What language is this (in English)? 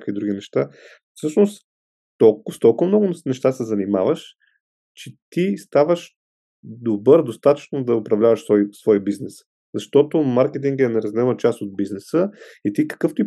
Bulgarian